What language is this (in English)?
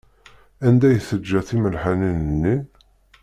Kabyle